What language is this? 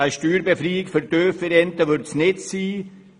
Swiss German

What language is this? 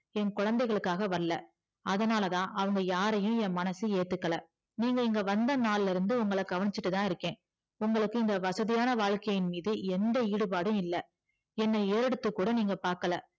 Tamil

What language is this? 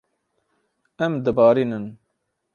Kurdish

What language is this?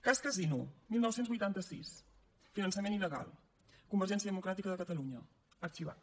Catalan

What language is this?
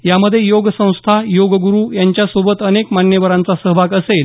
Marathi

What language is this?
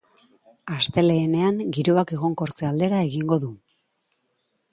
Basque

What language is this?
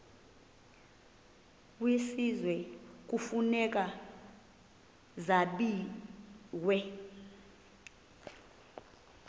Xhosa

